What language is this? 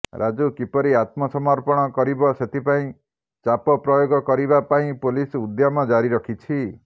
Odia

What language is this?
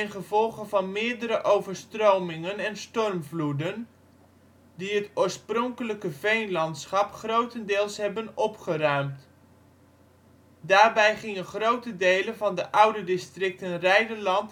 Dutch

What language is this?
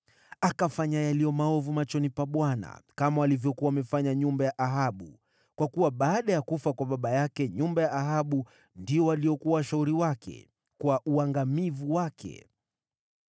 Swahili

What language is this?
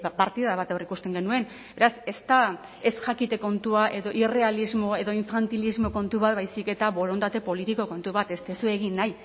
Basque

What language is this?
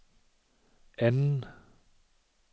Danish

